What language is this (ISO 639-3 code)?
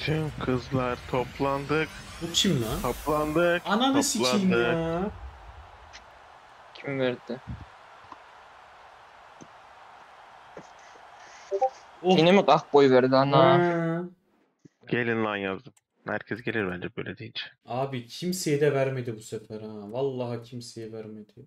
tur